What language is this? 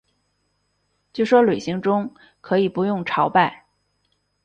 Chinese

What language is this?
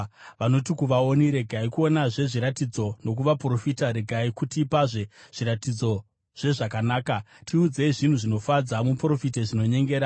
Shona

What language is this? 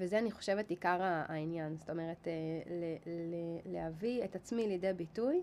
Hebrew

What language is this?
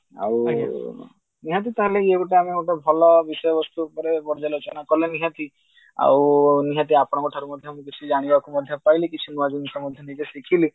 Odia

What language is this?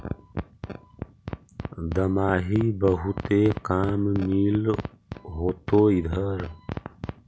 Magahi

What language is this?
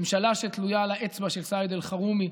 Hebrew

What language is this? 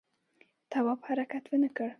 Pashto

